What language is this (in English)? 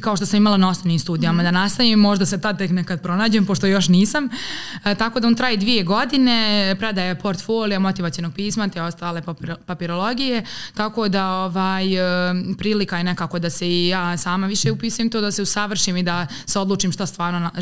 Croatian